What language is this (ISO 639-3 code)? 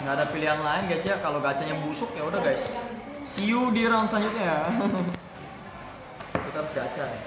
ind